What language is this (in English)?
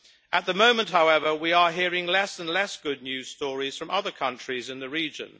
English